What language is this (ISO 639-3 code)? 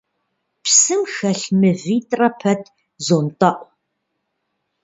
kbd